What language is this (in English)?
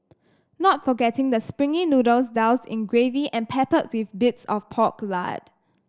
English